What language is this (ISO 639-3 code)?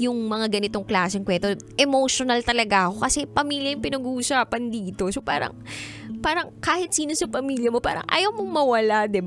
fil